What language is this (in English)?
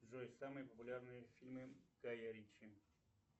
Russian